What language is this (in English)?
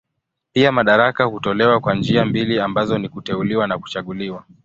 Swahili